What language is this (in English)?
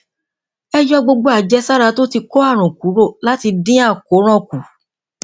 Yoruba